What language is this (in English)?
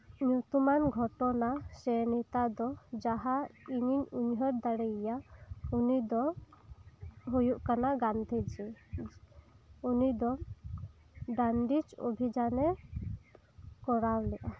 Santali